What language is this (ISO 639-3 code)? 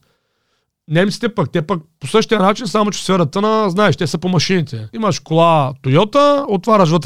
bul